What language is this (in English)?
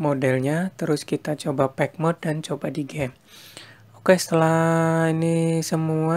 Indonesian